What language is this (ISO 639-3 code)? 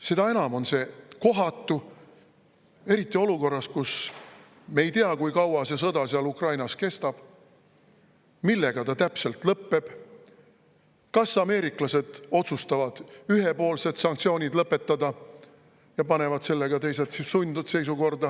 est